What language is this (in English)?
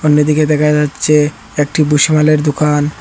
Bangla